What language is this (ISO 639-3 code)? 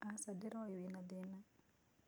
kik